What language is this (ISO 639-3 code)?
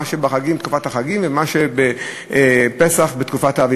heb